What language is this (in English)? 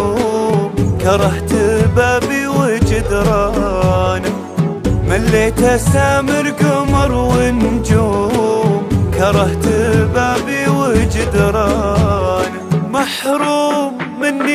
Arabic